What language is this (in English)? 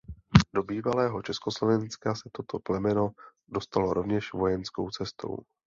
Czech